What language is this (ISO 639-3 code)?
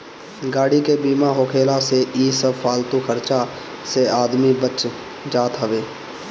bho